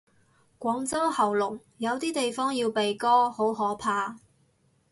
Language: Cantonese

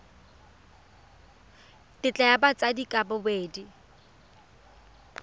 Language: Tswana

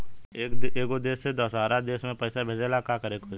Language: Bhojpuri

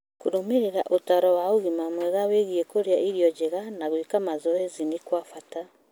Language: Kikuyu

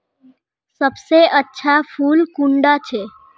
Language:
Magahi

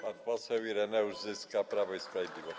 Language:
Polish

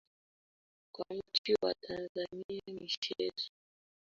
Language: Swahili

